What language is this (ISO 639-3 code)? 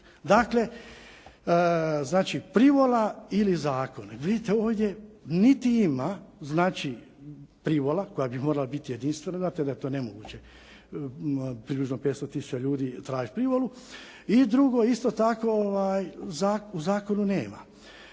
hrv